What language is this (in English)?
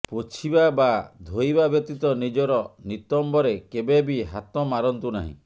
Odia